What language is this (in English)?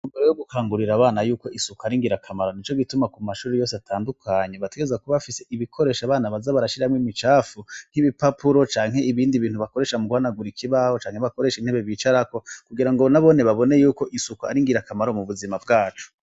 Rundi